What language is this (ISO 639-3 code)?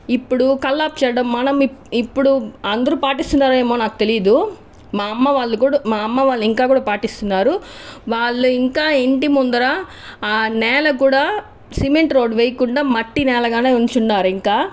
tel